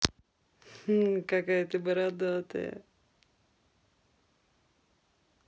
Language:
Russian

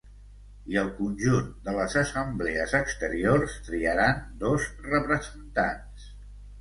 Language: Catalan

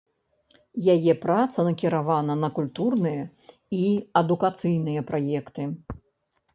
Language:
Belarusian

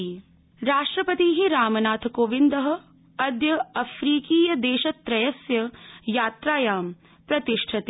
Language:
Sanskrit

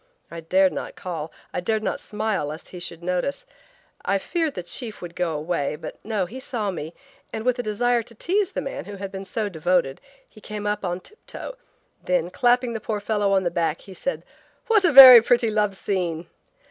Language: English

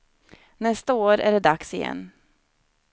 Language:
Swedish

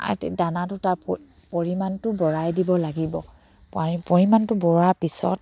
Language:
Assamese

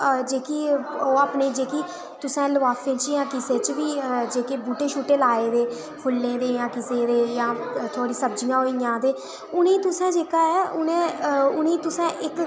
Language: Dogri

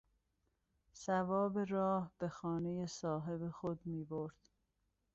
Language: Persian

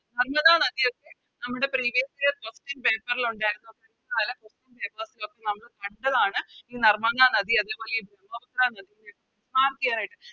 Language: Malayalam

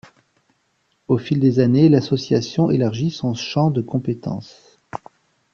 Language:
French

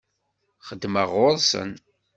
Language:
Kabyle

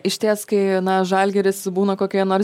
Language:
Lithuanian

